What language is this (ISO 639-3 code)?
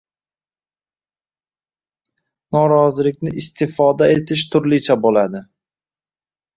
uzb